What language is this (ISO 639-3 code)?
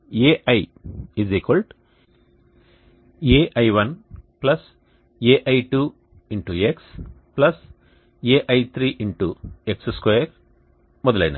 tel